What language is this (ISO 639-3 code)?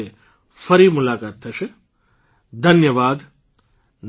guj